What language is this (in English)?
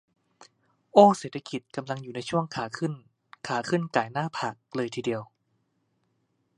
Thai